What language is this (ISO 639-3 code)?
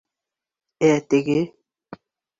bak